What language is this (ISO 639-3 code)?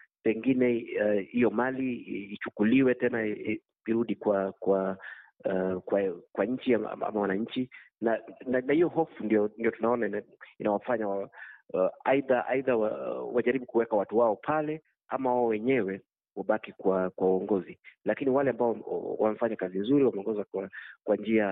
swa